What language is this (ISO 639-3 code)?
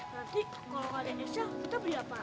ind